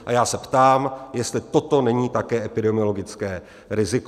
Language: Czech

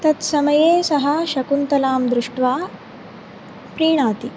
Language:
Sanskrit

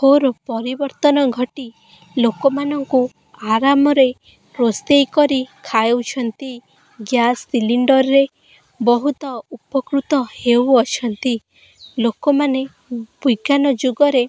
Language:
Odia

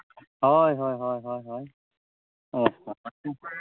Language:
Santali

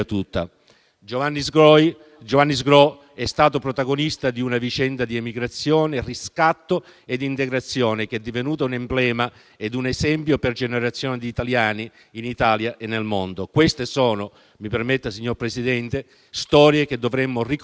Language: Italian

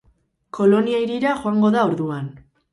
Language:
Basque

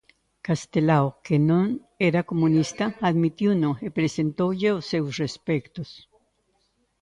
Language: Galician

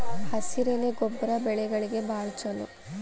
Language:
Kannada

